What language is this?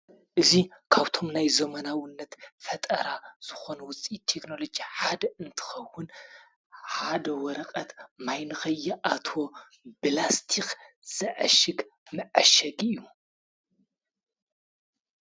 Tigrinya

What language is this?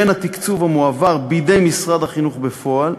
Hebrew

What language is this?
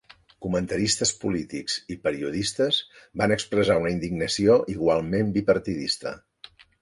Catalan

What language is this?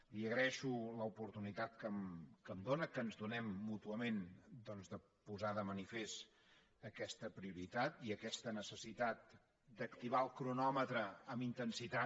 Catalan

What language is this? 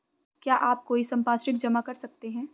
Hindi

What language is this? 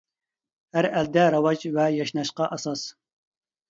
Uyghur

